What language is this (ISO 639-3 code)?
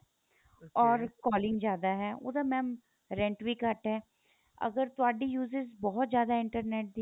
pan